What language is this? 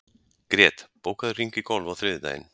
Icelandic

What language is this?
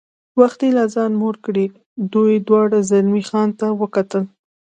Pashto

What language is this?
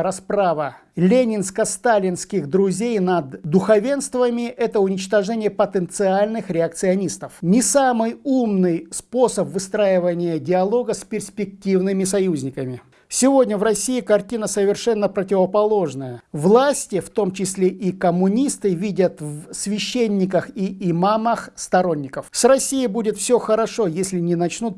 Russian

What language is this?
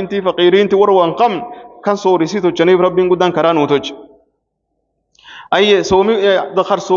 Arabic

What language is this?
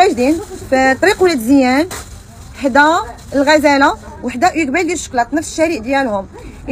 Arabic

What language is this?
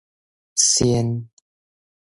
Min Nan Chinese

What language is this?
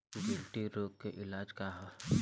Bhojpuri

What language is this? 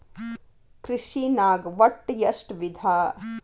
Kannada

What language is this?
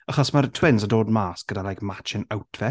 Welsh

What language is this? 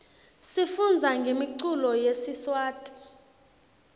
Swati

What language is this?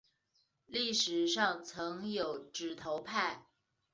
Chinese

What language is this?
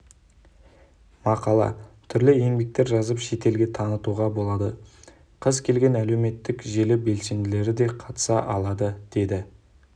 Kazakh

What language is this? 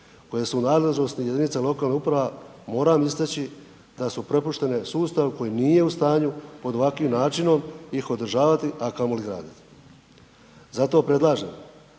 Croatian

